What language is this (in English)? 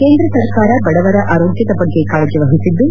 Kannada